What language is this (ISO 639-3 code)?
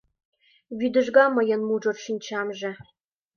chm